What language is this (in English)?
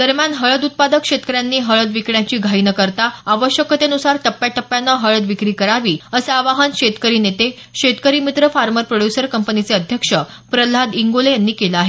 Marathi